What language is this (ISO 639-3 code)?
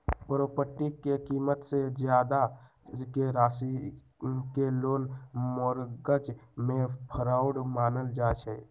mag